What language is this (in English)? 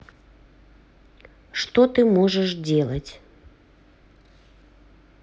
Russian